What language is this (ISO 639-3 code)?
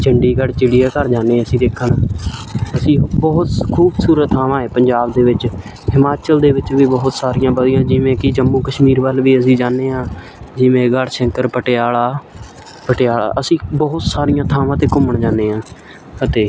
pan